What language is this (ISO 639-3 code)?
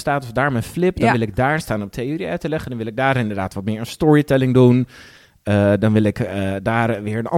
nld